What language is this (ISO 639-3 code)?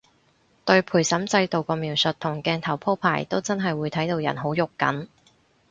yue